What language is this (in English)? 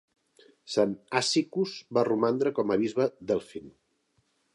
Catalan